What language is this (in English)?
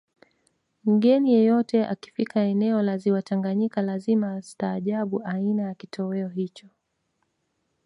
Swahili